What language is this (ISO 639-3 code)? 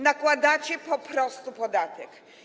pol